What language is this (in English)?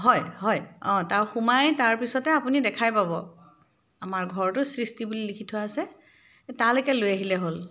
Assamese